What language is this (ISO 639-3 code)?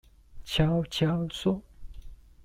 zho